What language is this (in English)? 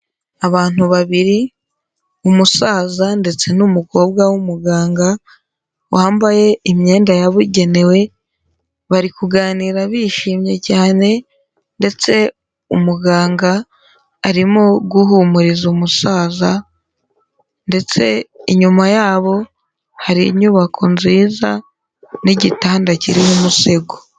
Kinyarwanda